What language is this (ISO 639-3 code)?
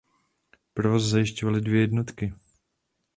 ces